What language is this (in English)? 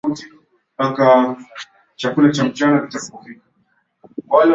Swahili